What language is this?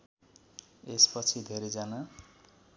Nepali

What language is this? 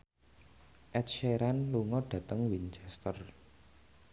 Javanese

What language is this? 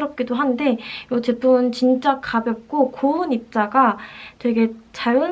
Korean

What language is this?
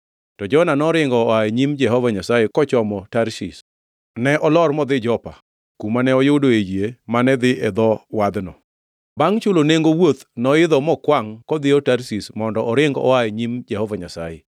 Luo (Kenya and Tanzania)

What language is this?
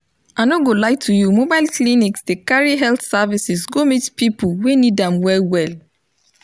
Nigerian Pidgin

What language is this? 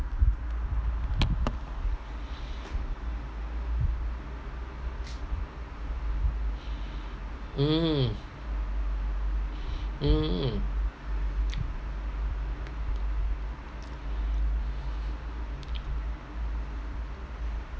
English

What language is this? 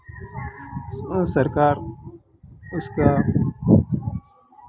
Hindi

